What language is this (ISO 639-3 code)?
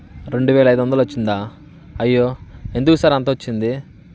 tel